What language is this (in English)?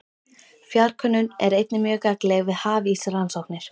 Icelandic